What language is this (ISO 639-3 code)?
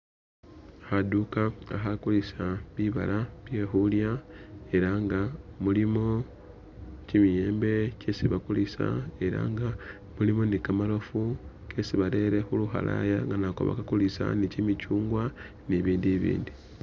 myx